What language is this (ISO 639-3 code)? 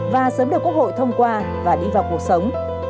vie